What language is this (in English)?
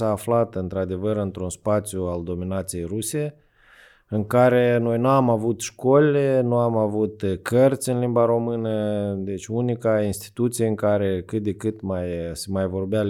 Romanian